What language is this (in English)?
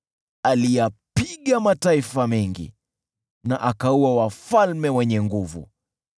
Swahili